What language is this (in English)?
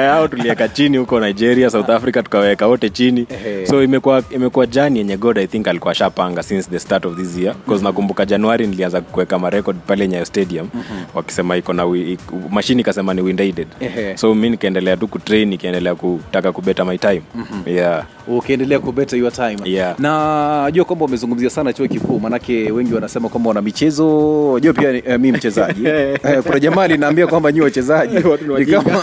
Swahili